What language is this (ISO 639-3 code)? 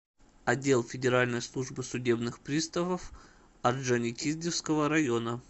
rus